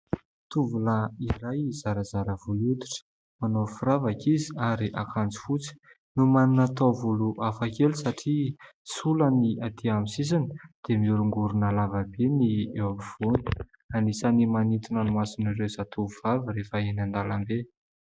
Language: Malagasy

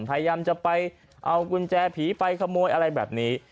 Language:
Thai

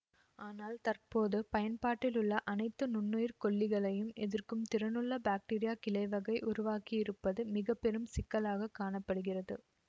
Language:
Tamil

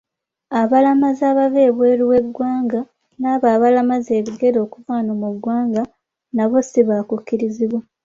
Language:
Ganda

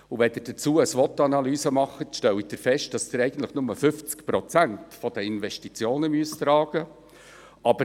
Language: Swiss German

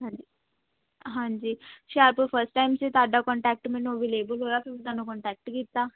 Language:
Punjabi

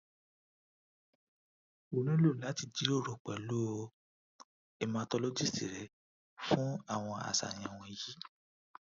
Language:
Yoruba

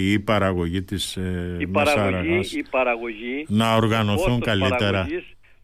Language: Greek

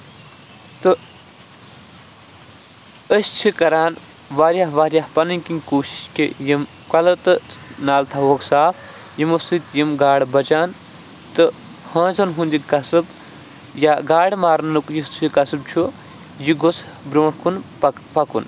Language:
Kashmiri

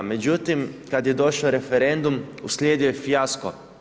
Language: Croatian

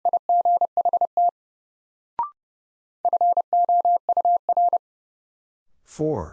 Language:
English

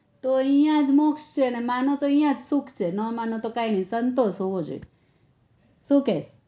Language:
Gujarati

